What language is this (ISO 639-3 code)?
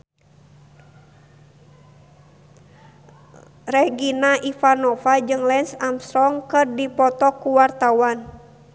sun